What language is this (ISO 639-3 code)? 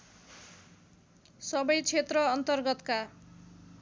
nep